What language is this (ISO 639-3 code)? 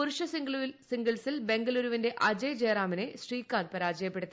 mal